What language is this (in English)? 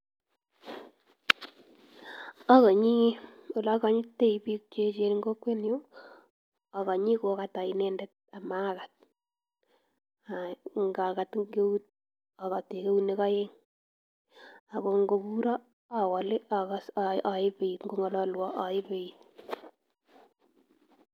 Kalenjin